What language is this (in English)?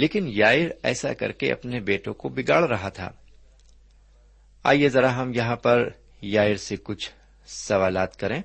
Urdu